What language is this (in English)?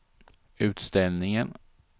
Swedish